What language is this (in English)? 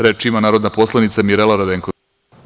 Serbian